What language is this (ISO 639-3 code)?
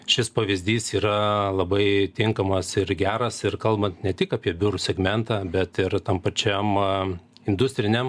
lit